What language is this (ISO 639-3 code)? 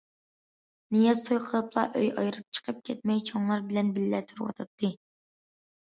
uig